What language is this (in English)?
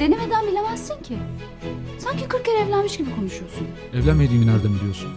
Turkish